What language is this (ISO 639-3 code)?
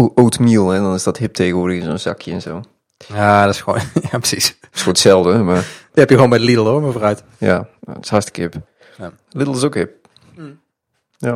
nld